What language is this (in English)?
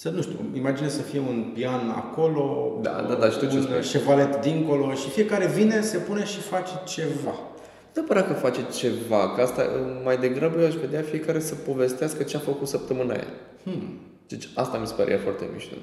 Romanian